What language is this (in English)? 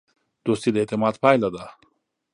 Pashto